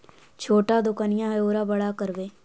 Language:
Magahi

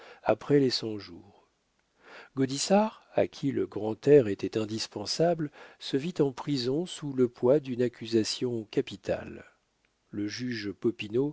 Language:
French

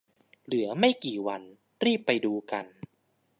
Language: Thai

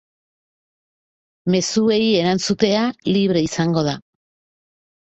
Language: Basque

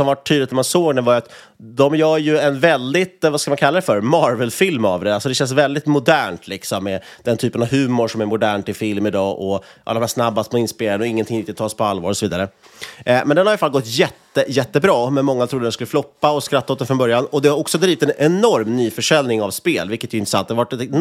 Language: Swedish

